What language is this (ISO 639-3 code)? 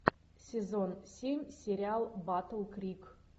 rus